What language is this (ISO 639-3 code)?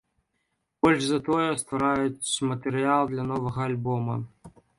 bel